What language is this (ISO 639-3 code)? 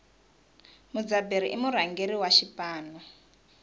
tso